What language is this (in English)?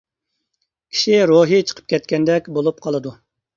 Uyghur